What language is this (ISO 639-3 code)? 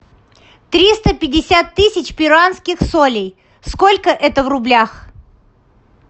rus